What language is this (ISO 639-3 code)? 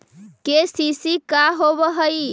mag